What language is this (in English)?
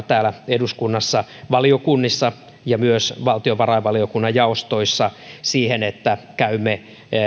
Finnish